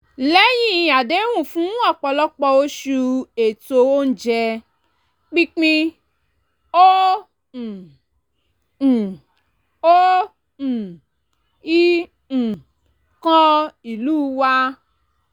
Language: Yoruba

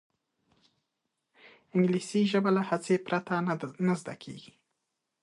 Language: Pashto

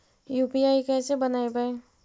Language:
Magahi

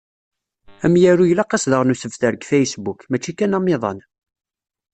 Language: Kabyle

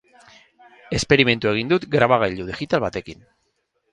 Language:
Basque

